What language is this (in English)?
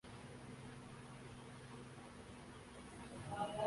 Urdu